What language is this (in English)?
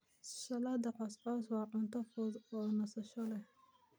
Somali